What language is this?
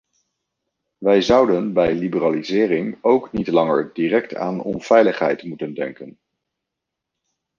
Dutch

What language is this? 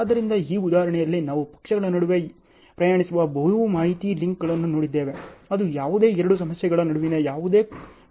Kannada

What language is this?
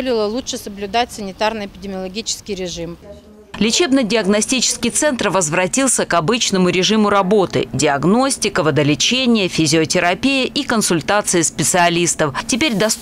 Russian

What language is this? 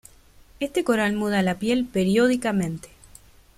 Spanish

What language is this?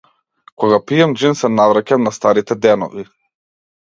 Macedonian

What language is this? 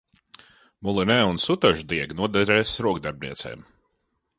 Latvian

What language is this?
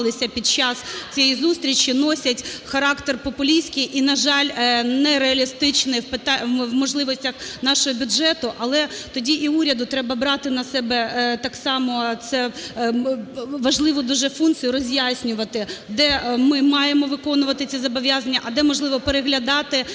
Ukrainian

